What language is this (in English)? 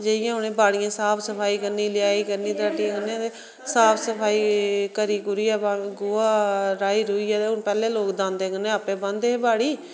Dogri